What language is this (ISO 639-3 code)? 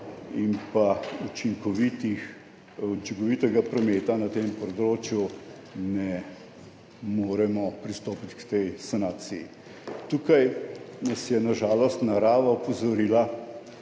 slv